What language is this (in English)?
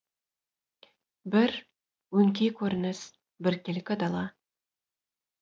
Kazakh